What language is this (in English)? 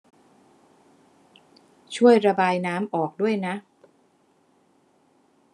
Thai